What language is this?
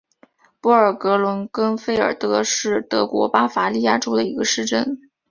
Chinese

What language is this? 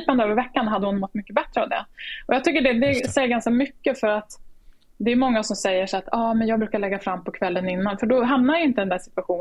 Swedish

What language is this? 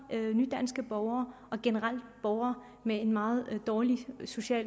Danish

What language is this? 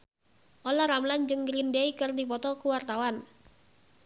Sundanese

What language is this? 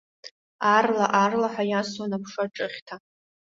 Abkhazian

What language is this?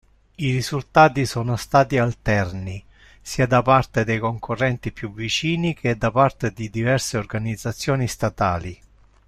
Italian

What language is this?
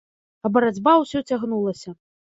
Belarusian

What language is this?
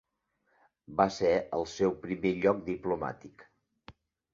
Catalan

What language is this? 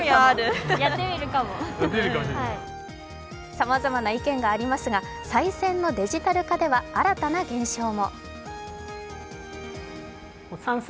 Japanese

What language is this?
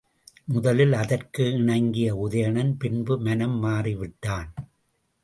Tamil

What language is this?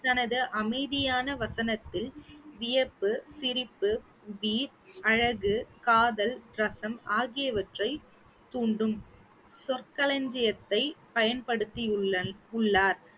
Tamil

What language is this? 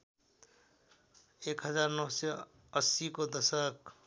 Nepali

